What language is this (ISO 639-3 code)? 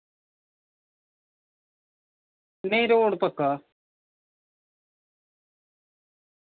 doi